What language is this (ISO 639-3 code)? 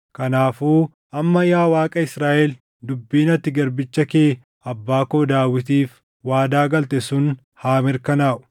orm